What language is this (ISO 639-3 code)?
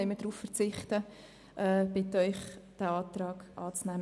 gsw